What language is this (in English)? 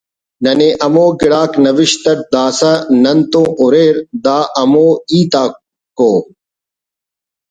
Brahui